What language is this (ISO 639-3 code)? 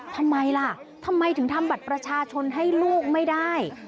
tha